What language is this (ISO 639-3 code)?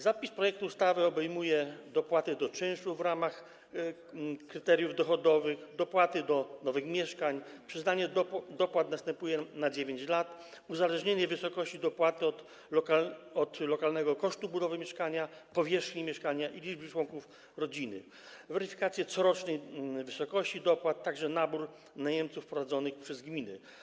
pol